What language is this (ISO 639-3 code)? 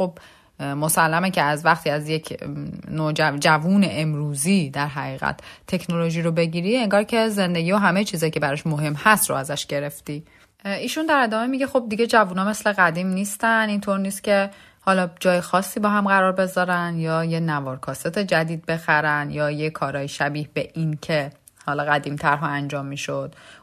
fas